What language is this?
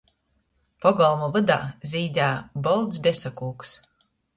Latgalian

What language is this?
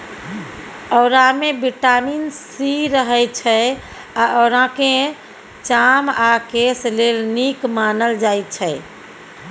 Maithili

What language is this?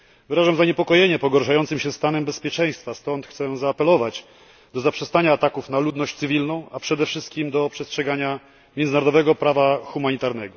Polish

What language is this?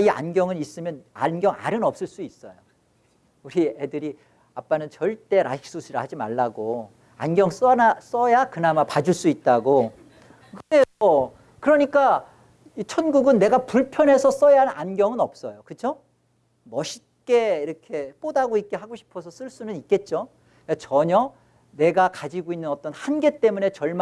Korean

